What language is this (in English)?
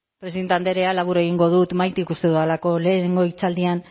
Basque